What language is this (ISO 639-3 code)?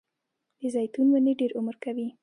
pus